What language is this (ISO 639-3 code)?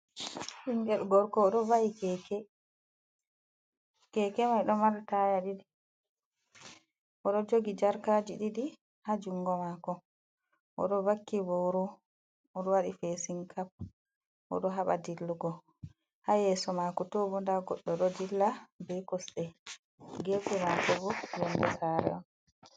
ful